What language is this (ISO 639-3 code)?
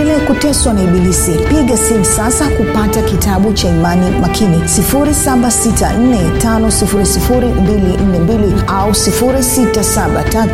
swa